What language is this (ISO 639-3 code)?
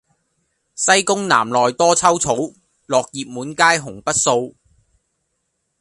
yue